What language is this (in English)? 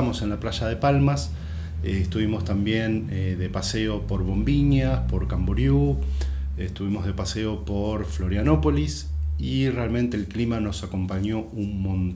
Spanish